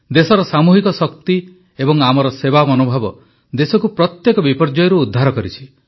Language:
Odia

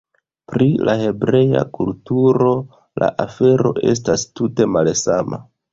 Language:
Esperanto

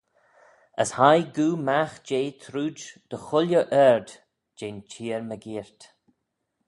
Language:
Manx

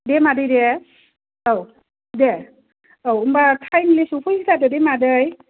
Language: Bodo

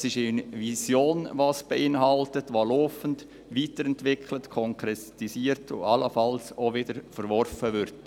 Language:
Swiss German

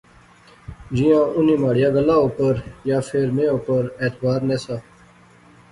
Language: Pahari-Potwari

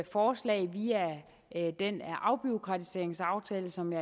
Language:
Danish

